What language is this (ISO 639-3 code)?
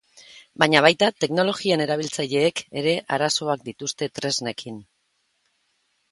eus